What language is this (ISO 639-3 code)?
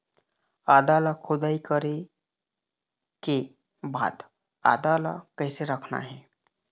hne